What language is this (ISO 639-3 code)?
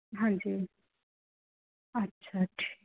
pan